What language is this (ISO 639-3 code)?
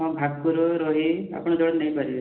ori